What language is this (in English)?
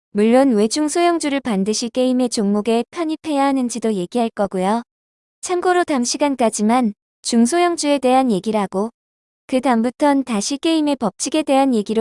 Korean